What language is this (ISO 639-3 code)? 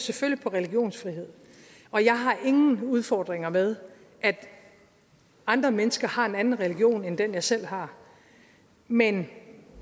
dan